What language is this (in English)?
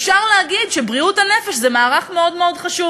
Hebrew